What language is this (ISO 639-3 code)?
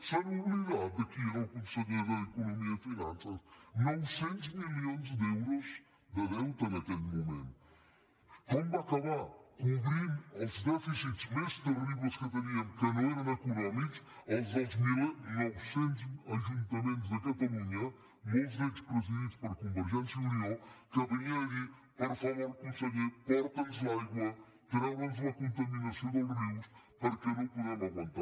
cat